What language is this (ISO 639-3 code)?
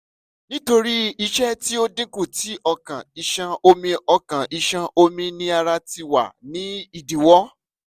yor